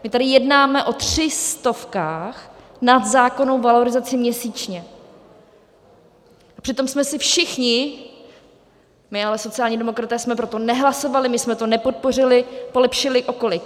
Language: Czech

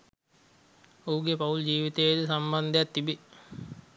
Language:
Sinhala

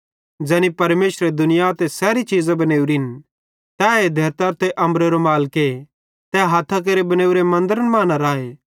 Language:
Bhadrawahi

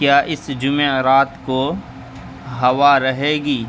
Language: Urdu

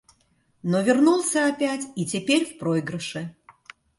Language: Russian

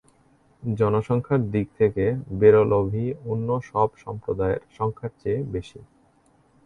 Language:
Bangla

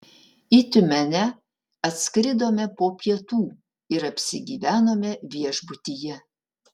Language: Lithuanian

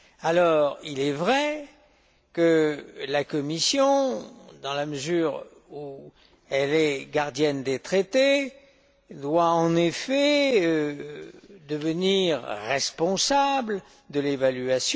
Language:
French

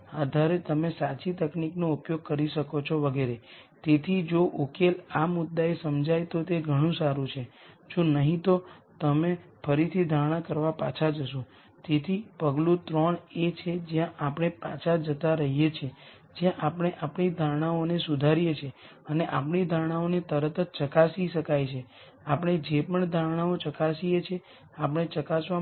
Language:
Gujarati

